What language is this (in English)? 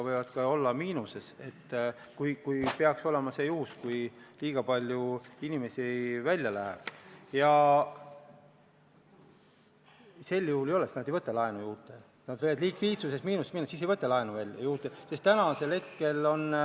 Estonian